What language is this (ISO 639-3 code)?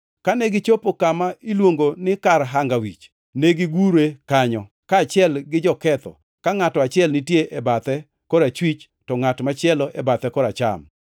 luo